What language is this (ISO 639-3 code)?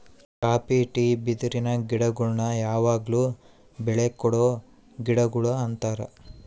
kan